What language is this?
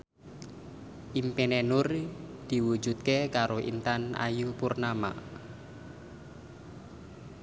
Javanese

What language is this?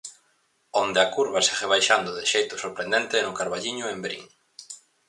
Galician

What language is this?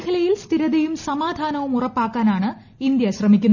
Malayalam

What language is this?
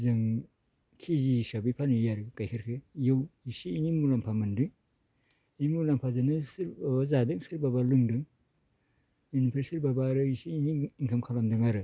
Bodo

